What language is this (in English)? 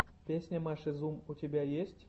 Russian